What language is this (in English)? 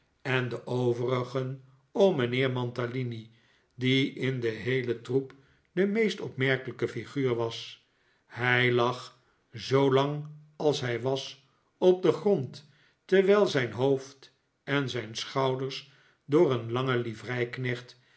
Dutch